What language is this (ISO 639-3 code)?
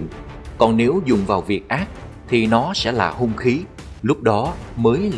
vie